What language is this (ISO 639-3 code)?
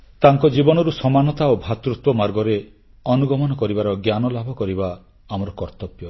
ori